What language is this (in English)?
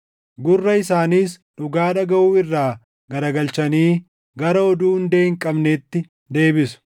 Oromo